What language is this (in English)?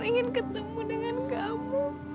Indonesian